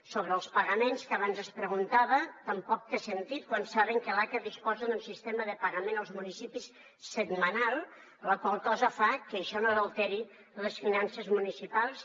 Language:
Catalan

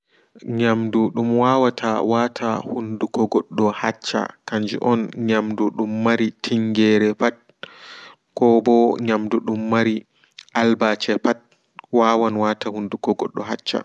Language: Fula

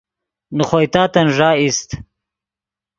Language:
Yidgha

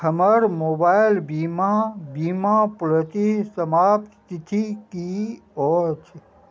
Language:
Maithili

